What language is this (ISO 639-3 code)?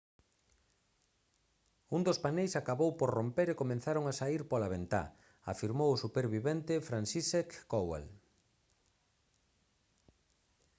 glg